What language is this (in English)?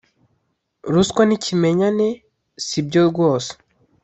Kinyarwanda